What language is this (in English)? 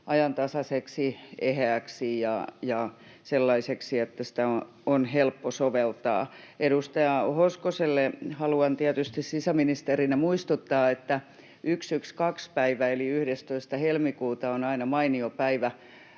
Finnish